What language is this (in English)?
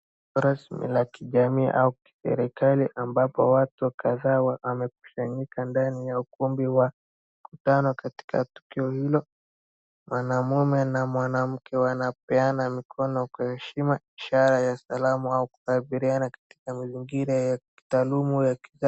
Swahili